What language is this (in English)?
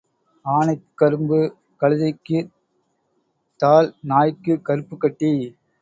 Tamil